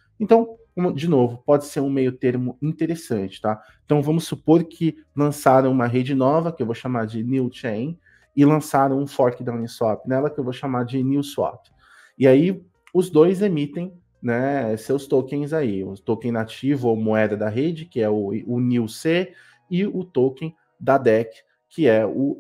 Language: Portuguese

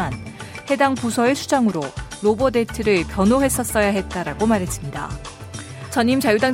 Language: Korean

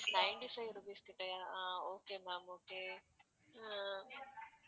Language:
Tamil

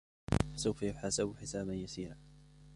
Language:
Arabic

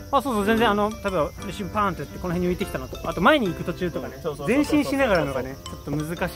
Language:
Japanese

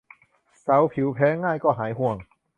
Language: Thai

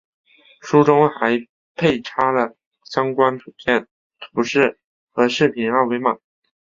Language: Chinese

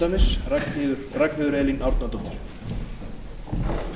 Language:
Icelandic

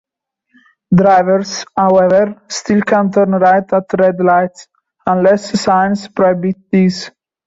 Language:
English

